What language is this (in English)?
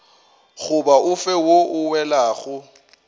Northern Sotho